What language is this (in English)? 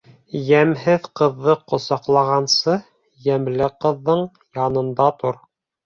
Bashkir